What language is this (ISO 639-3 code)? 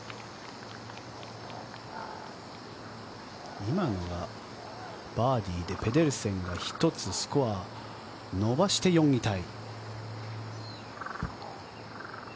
jpn